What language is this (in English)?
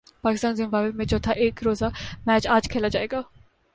Urdu